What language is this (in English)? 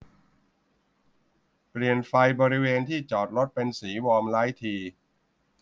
Thai